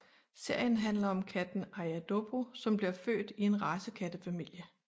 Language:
Danish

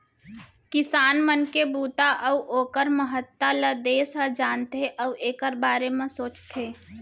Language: Chhattisgarhi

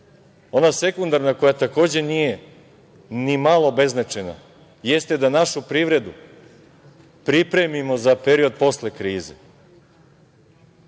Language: Serbian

